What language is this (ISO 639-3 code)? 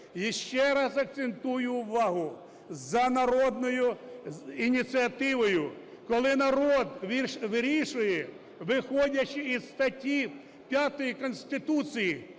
ukr